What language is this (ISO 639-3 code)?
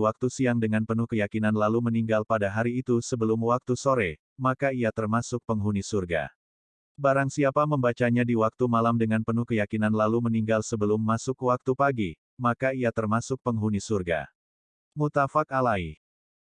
ind